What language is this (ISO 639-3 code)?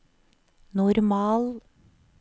nor